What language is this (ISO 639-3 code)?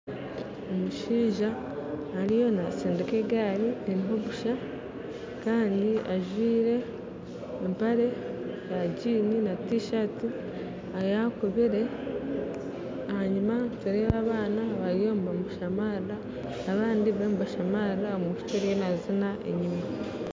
nyn